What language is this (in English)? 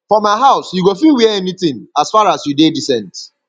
Nigerian Pidgin